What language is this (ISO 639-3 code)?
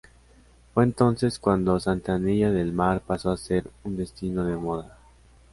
spa